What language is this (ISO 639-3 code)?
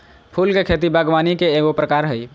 mag